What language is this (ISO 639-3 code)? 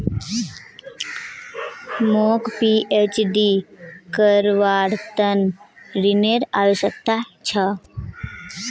mag